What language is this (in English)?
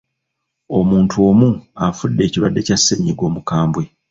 Ganda